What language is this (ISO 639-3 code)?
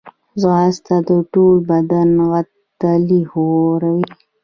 pus